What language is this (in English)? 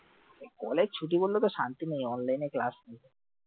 Bangla